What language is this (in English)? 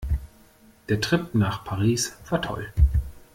German